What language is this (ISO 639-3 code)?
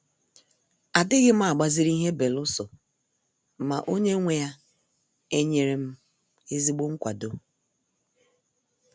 ibo